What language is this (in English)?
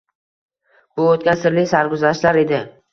Uzbek